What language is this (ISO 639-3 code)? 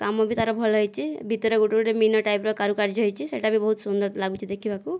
ori